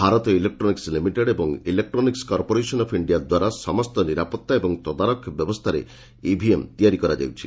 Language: Odia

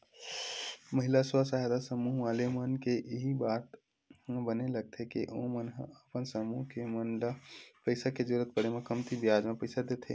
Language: Chhattisgarhi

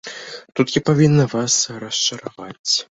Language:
Belarusian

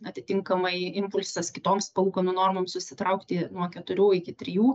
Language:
Lithuanian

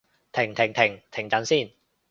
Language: Cantonese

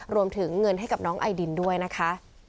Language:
Thai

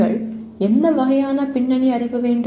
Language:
Tamil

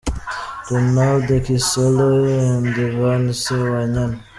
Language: Kinyarwanda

